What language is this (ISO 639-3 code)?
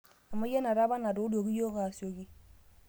mas